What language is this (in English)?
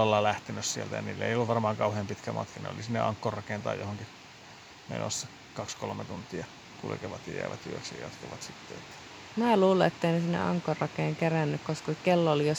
Finnish